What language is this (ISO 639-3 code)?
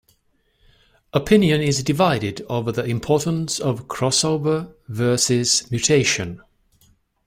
eng